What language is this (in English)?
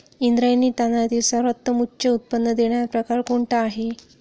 Marathi